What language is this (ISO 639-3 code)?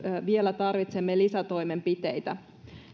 fin